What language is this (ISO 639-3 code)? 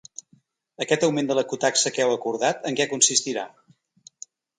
cat